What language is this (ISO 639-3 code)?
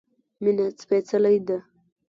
pus